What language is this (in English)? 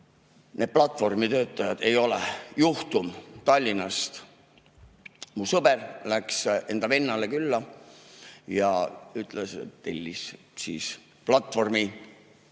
Estonian